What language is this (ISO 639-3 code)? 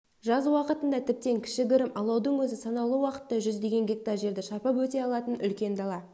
kaz